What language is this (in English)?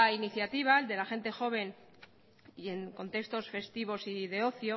Spanish